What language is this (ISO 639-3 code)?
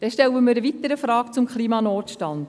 gsw